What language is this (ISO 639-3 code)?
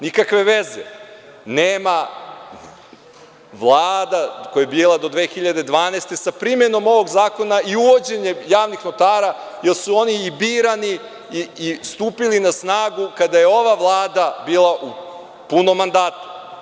srp